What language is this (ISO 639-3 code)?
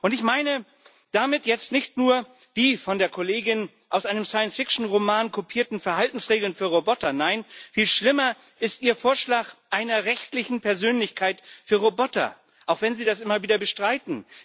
deu